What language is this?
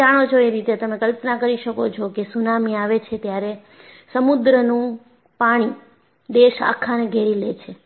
Gujarati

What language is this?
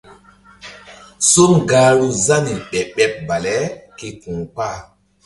Mbum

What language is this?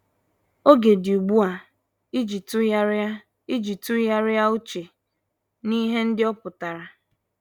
Igbo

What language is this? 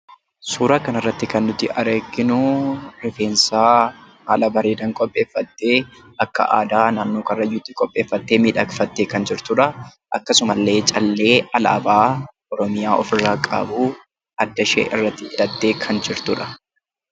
Oromo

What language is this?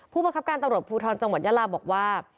Thai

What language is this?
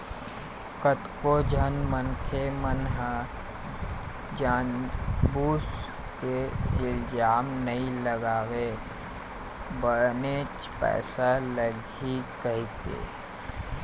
Chhattisgarhi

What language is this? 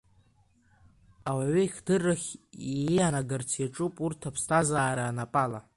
Abkhazian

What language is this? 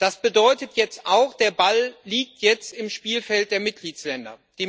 German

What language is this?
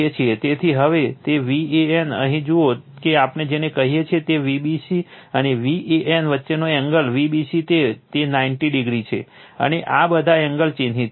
Gujarati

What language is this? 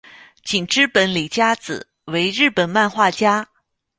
Chinese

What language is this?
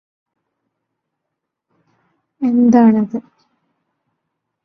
Malayalam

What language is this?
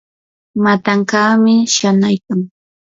Yanahuanca Pasco Quechua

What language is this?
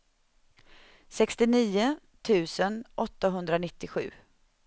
Swedish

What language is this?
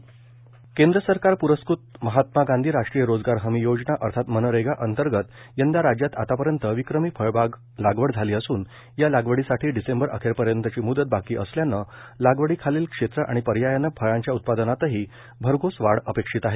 Marathi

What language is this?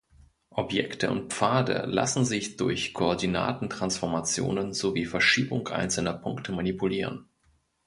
German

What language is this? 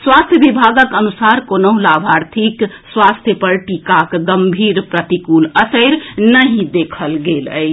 Maithili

